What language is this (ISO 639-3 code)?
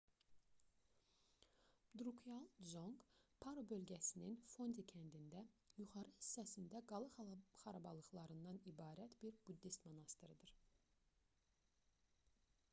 aze